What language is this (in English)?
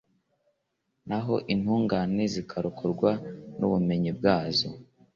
Kinyarwanda